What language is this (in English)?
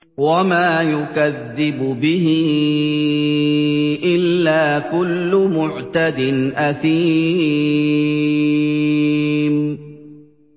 Arabic